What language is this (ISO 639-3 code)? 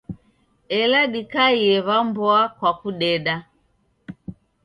dav